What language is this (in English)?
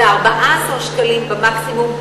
Hebrew